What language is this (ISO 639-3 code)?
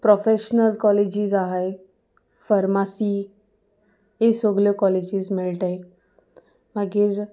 kok